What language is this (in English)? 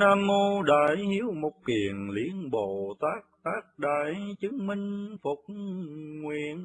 Vietnamese